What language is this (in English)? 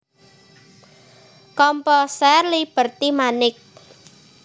Javanese